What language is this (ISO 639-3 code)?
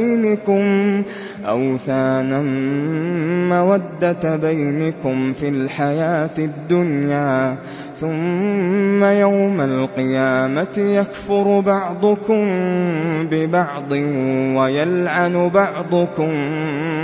ara